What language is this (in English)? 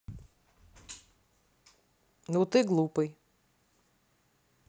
Russian